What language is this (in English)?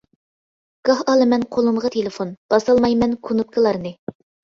Uyghur